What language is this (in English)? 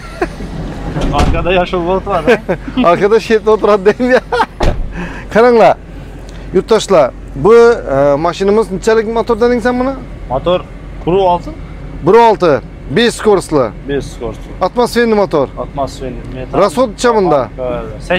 Turkish